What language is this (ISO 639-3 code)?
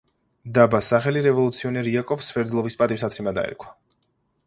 kat